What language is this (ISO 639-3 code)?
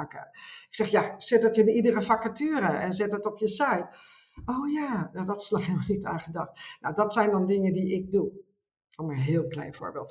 nld